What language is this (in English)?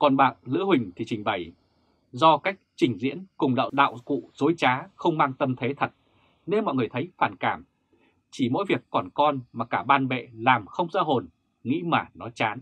Vietnamese